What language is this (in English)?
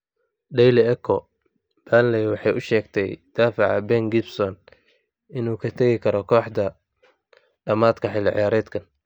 Somali